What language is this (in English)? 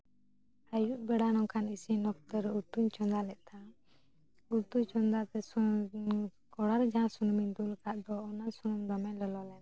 Santali